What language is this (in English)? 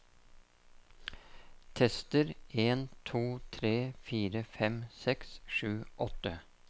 Norwegian